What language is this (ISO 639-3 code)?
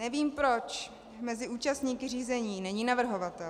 ces